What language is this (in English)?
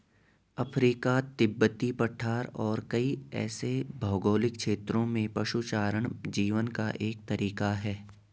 Hindi